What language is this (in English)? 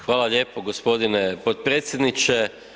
Croatian